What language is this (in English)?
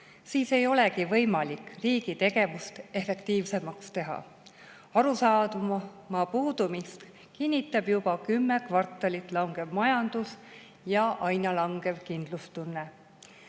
Estonian